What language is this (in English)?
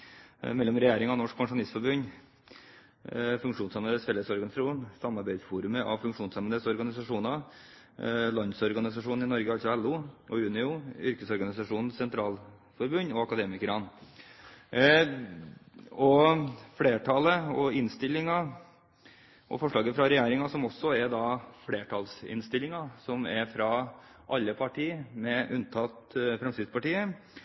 Norwegian Bokmål